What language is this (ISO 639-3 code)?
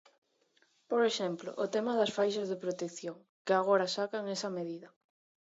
glg